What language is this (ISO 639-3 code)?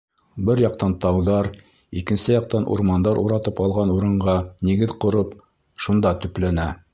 bak